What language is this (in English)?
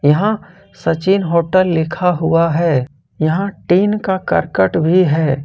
Hindi